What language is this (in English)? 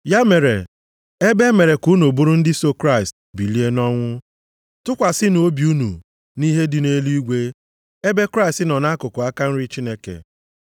Igbo